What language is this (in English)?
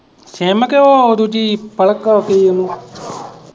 Punjabi